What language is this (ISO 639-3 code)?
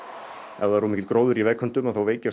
isl